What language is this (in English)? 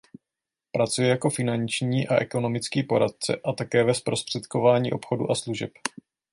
Czech